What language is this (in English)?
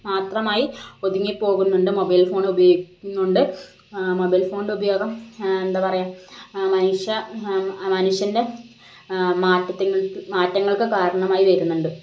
Malayalam